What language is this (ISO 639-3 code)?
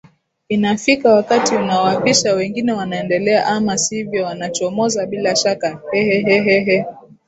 swa